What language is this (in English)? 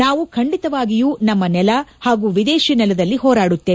Kannada